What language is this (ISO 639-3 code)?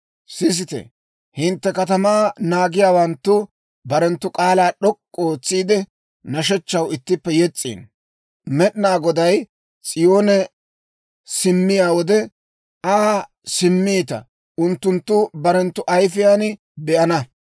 dwr